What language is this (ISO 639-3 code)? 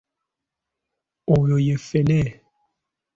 lug